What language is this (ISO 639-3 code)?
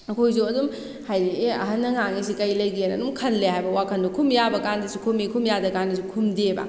mni